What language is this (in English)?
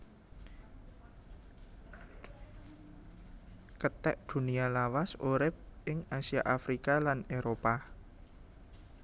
Javanese